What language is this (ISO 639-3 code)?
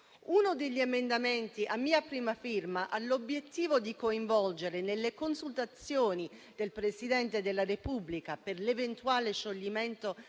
ita